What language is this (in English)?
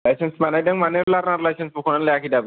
Bodo